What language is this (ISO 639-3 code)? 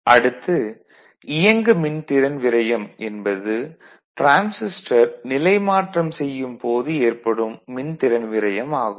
tam